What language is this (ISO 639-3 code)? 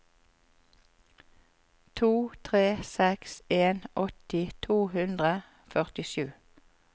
nor